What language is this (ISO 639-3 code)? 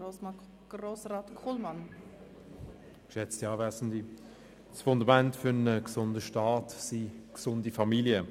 gsw